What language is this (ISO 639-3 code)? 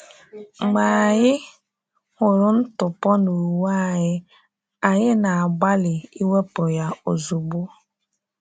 ibo